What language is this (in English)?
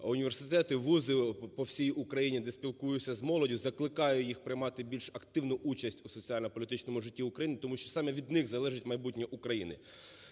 Ukrainian